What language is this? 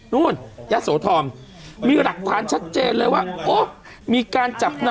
Thai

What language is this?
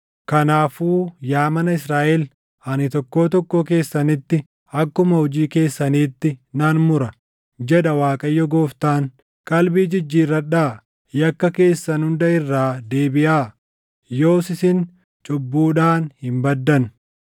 Oromo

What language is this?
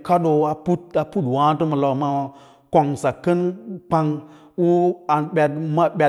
Lala-Roba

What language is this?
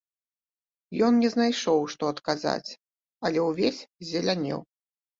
Belarusian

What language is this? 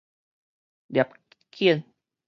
Min Nan Chinese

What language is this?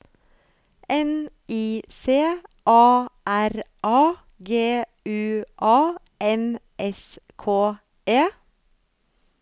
Norwegian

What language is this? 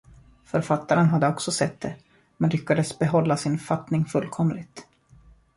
Swedish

